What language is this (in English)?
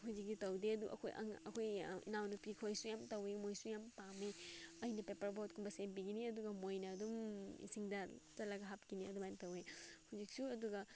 Manipuri